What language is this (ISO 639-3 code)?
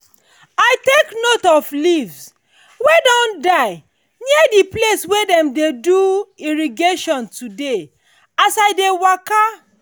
pcm